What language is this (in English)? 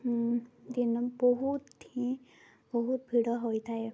Odia